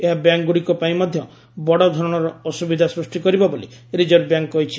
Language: Odia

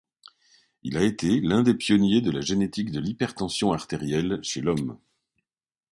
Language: French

